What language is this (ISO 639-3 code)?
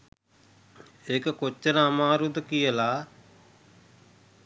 sin